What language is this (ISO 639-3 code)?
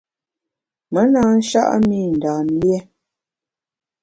bax